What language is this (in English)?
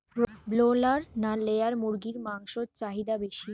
Bangla